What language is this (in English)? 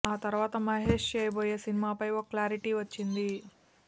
Telugu